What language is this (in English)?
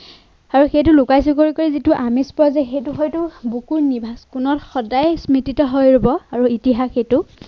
Assamese